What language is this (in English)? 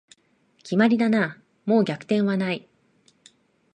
Japanese